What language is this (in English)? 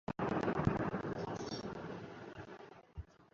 Urdu